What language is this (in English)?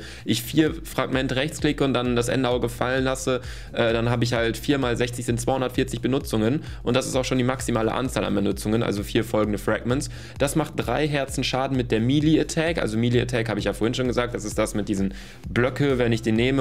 German